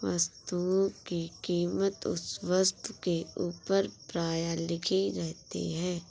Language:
Hindi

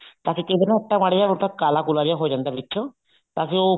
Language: Punjabi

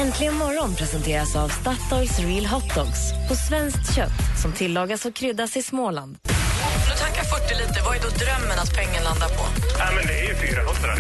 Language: Swedish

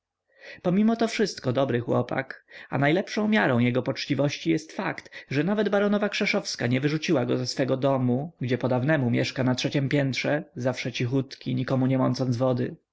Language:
Polish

